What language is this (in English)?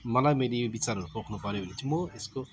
Nepali